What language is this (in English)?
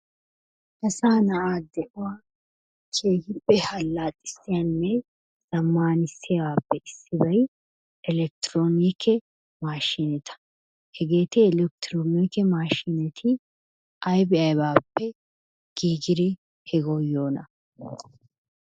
Wolaytta